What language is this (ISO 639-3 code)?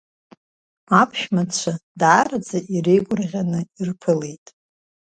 abk